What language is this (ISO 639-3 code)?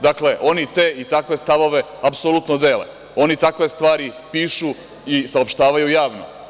srp